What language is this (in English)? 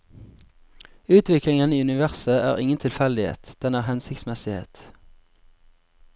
Norwegian